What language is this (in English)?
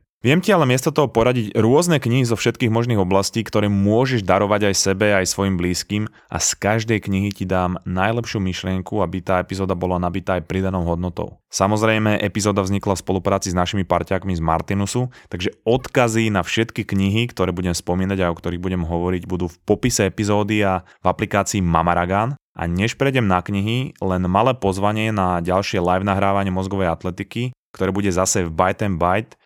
Slovak